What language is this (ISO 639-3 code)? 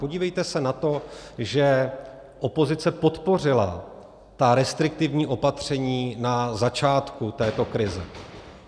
ces